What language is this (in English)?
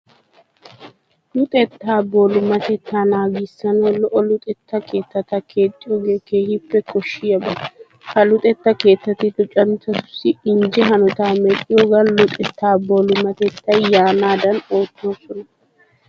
Wolaytta